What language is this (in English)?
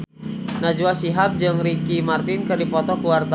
Sundanese